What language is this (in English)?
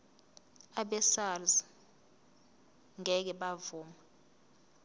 Zulu